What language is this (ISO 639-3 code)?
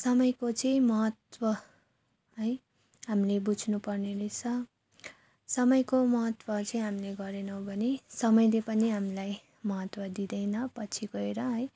nep